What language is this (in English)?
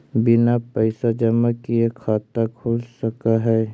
Magahi